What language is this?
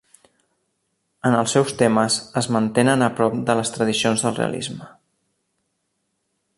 Catalan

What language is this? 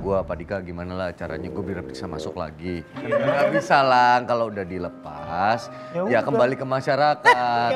Indonesian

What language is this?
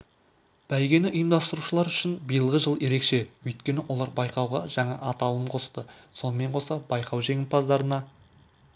Kazakh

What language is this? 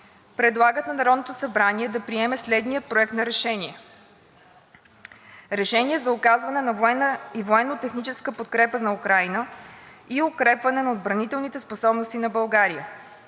Bulgarian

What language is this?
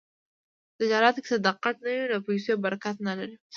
Pashto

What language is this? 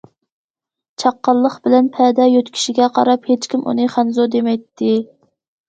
Uyghur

